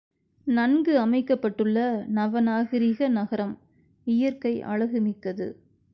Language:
Tamil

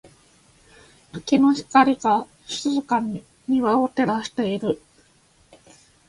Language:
Japanese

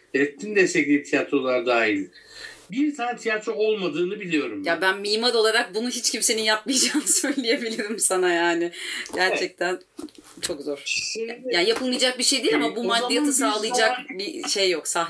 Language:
Turkish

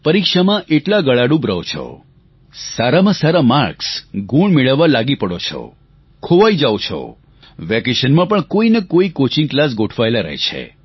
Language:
Gujarati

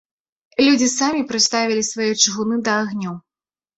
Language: Belarusian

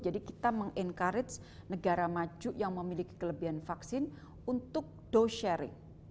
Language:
Indonesian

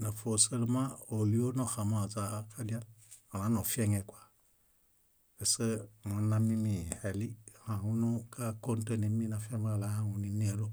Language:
Bayot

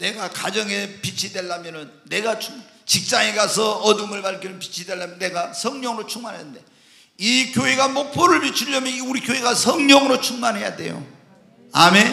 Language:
Korean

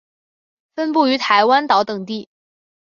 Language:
Chinese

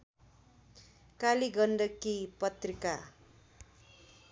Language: Nepali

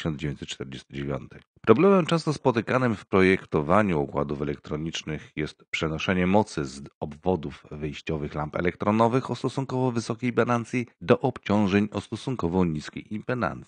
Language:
Polish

